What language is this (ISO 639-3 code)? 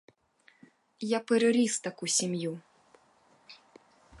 ukr